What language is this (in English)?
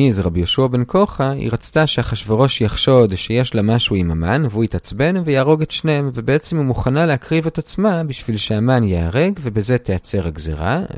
Hebrew